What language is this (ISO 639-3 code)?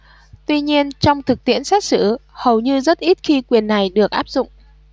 vie